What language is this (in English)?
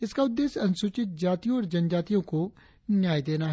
Hindi